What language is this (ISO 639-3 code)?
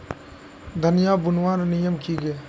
mag